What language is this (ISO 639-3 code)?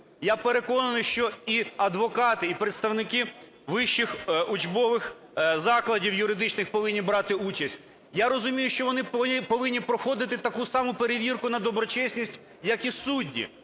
ukr